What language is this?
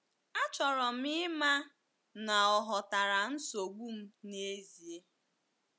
Igbo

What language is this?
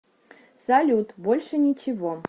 Russian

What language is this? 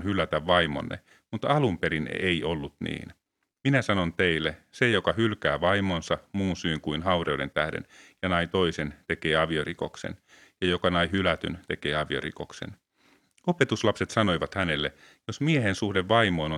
Finnish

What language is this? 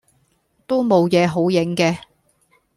Cantonese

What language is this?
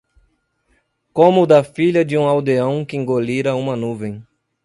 Portuguese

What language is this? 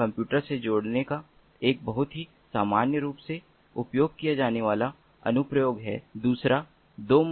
Hindi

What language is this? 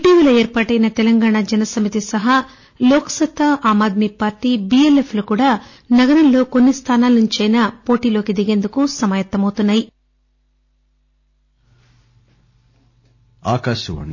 Telugu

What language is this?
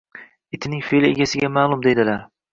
Uzbek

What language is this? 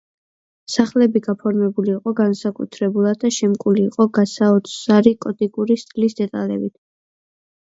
Georgian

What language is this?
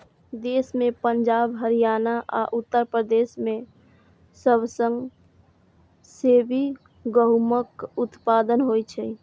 Maithili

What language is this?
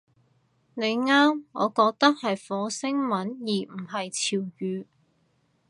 Cantonese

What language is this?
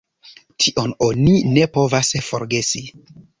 Esperanto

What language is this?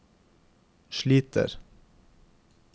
Norwegian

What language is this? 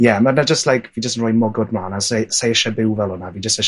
Welsh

